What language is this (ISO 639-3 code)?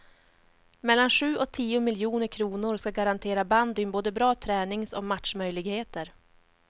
swe